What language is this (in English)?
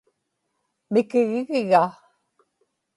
Inupiaq